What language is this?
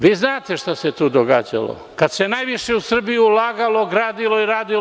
Serbian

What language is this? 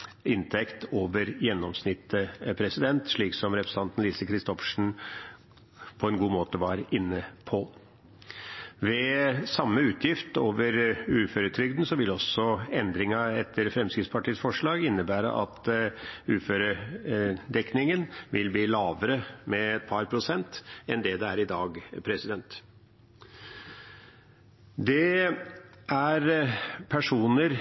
Norwegian Bokmål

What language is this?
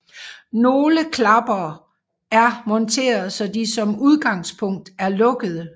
Danish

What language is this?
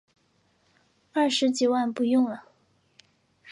Chinese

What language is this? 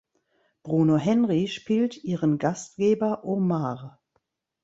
German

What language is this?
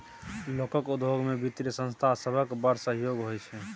Maithili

